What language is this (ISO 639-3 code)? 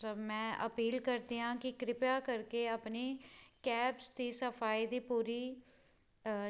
pan